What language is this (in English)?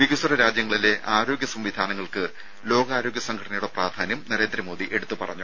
Malayalam